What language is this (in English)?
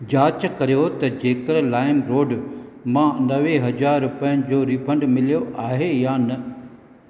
Sindhi